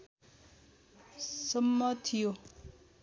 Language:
Nepali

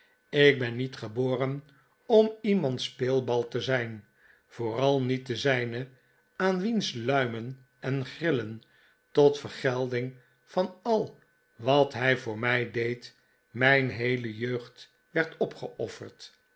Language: Dutch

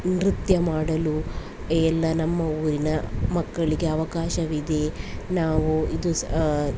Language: Kannada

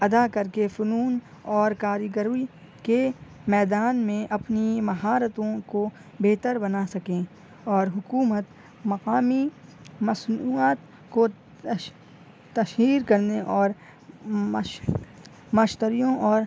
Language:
Urdu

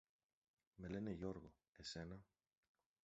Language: Greek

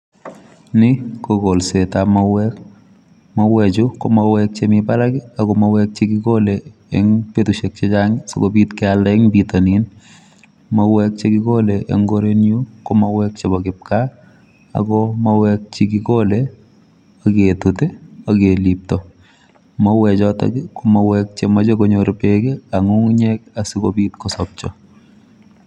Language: Kalenjin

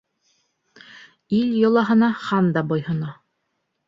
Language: Bashkir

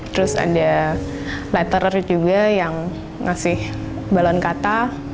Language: Indonesian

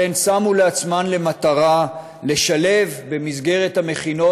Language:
Hebrew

